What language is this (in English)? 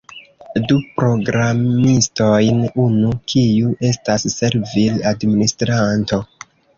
Esperanto